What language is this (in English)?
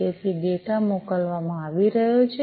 Gujarati